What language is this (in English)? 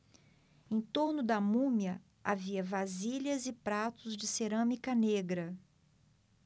Portuguese